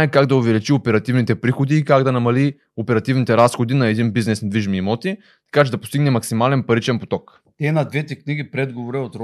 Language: Bulgarian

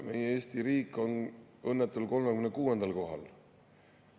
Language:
Estonian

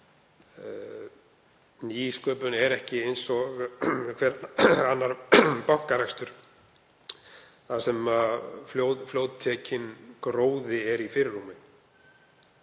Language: Icelandic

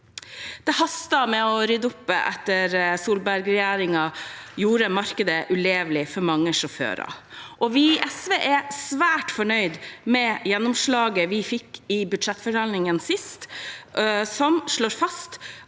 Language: Norwegian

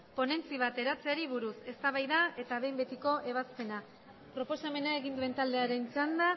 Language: Basque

